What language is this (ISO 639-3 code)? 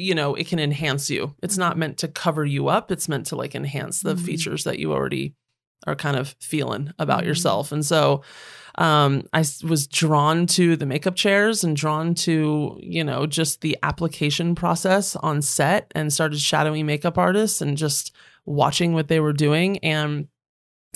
eng